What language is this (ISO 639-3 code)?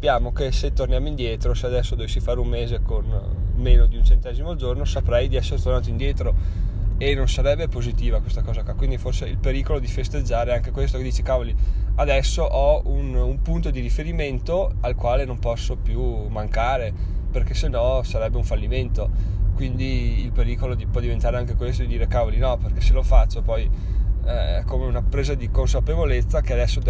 ita